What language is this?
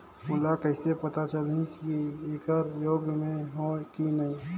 Chhattisgarhi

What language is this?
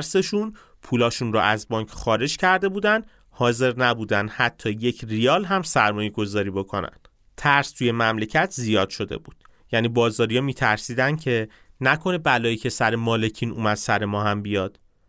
Persian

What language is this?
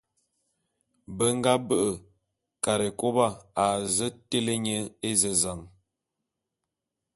Bulu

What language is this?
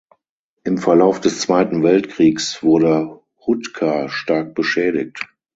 German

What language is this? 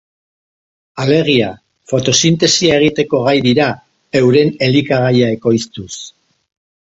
Basque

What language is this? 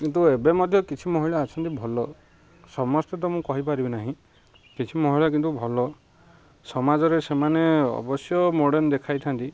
Odia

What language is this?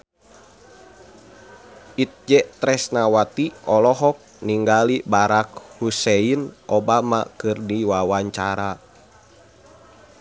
Sundanese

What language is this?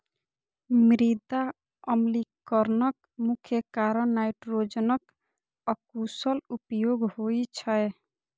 Maithili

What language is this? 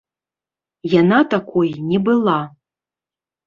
Belarusian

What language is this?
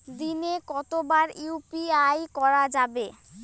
Bangla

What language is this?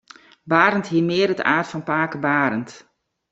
Western Frisian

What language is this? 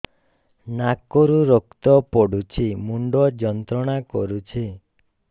Odia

